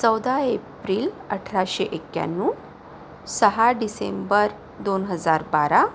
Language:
Marathi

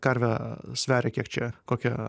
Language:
Lithuanian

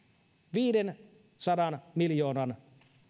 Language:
Finnish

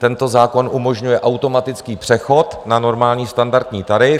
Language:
Czech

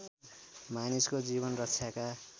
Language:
Nepali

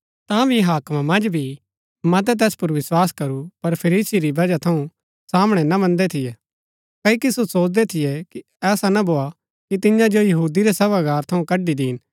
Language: Gaddi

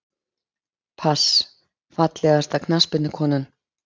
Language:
Icelandic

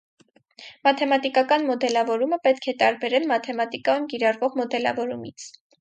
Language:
Armenian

